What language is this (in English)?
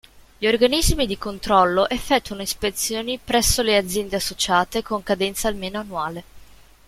Italian